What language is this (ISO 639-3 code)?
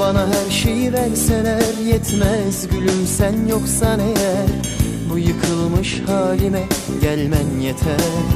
tur